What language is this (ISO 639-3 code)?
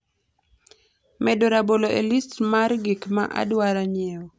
luo